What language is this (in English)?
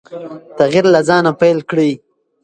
Pashto